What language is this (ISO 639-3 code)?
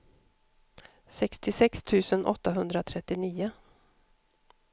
swe